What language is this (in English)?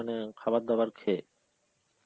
Bangla